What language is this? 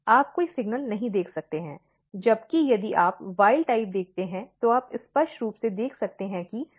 Hindi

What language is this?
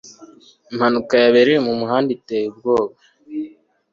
Kinyarwanda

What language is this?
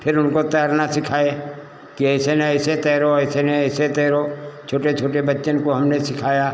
Hindi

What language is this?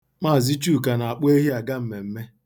Igbo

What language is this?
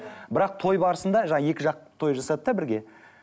Kazakh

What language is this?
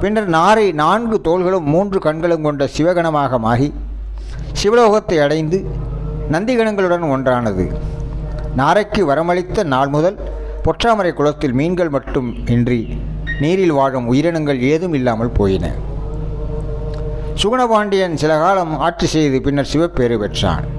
Tamil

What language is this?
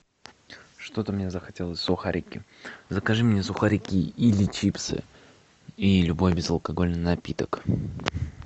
Russian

